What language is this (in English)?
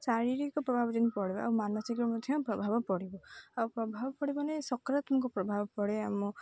Odia